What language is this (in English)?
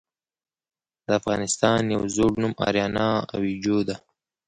Pashto